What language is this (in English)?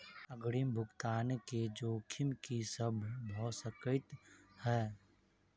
Maithili